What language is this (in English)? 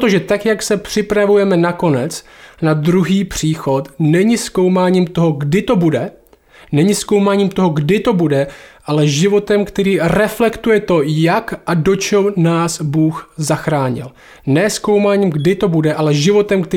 Czech